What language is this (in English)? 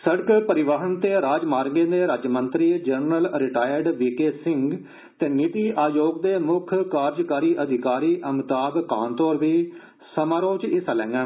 Dogri